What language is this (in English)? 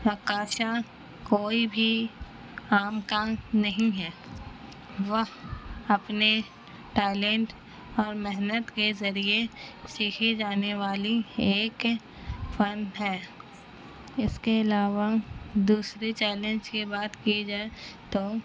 Urdu